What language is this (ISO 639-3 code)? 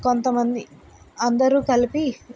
tel